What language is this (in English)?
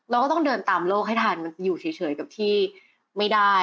Thai